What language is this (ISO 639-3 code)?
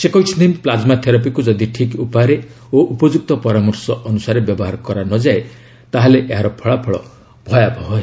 ori